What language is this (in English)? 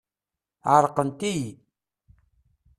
Kabyle